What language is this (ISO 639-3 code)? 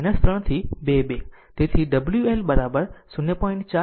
guj